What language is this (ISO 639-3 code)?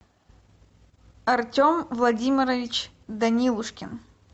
rus